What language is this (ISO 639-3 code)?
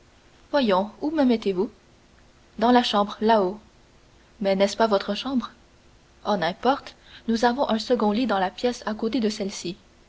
fra